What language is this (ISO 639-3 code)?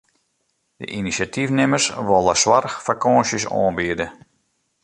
fry